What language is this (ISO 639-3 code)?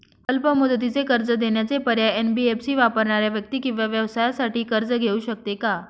mar